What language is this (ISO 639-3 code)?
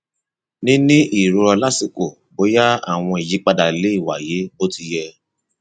yor